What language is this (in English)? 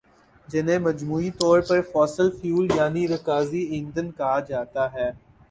Urdu